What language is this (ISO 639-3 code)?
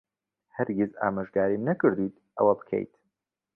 ckb